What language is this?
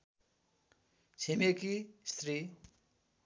Nepali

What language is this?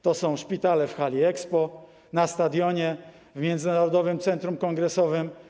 Polish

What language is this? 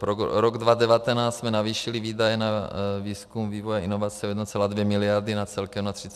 Czech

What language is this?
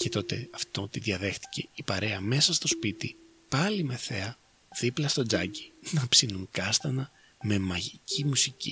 Greek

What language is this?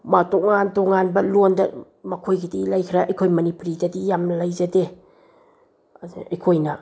Manipuri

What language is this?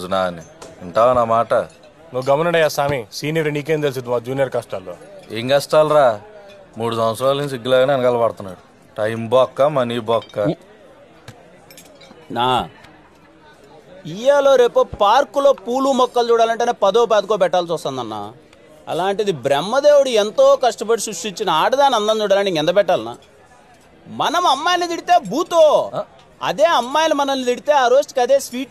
Telugu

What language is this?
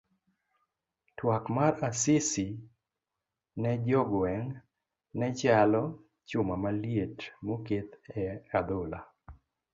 Luo (Kenya and Tanzania)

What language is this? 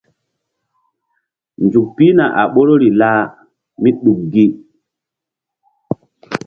Mbum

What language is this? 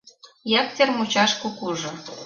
Mari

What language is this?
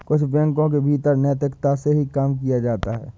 Hindi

